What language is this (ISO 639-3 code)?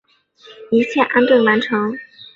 zho